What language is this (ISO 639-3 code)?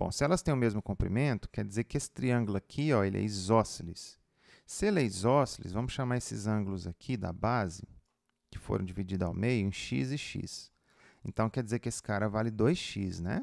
por